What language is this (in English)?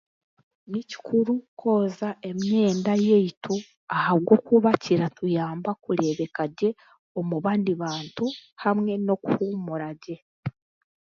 Chiga